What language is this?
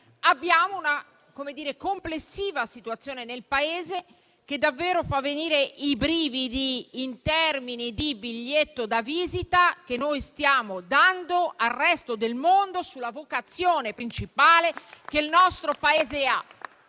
Italian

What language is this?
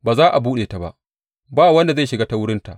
Hausa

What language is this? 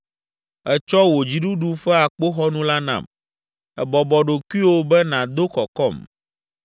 Ewe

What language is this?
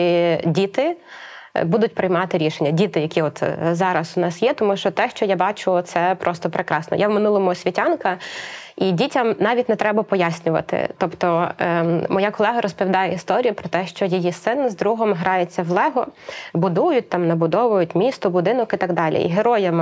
Ukrainian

